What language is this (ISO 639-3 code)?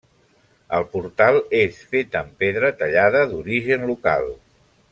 cat